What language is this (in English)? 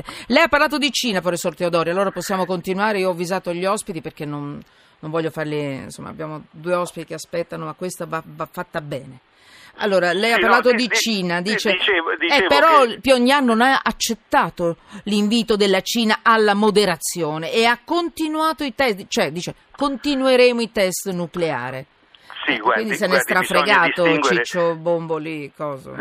Italian